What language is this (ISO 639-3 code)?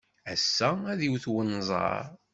kab